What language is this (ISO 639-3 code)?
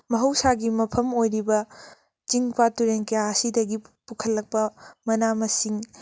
mni